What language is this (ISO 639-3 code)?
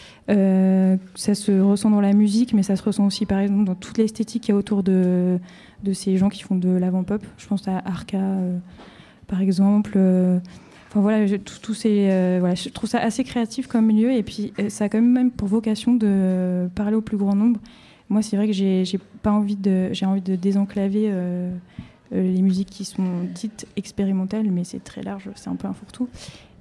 fra